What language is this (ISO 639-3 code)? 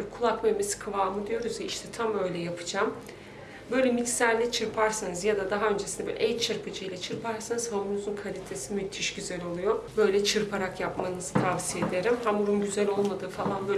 tur